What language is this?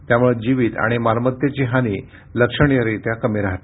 Marathi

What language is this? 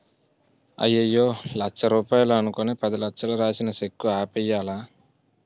Telugu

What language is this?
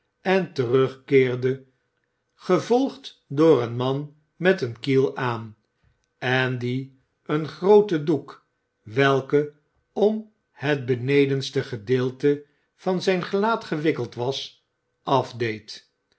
Dutch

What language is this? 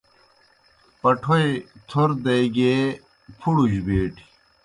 Kohistani Shina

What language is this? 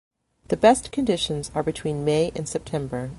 English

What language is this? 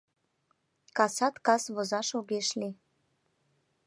Mari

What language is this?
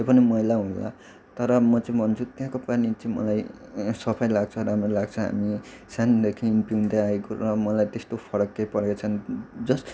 Nepali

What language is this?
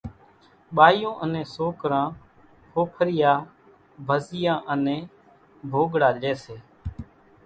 Kachi Koli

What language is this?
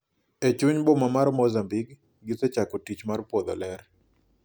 Luo (Kenya and Tanzania)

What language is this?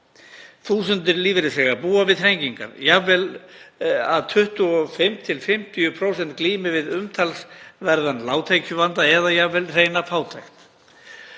Icelandic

